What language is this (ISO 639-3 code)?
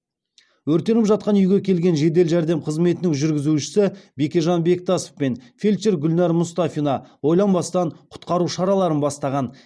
kaz